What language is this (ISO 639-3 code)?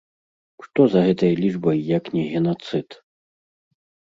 bel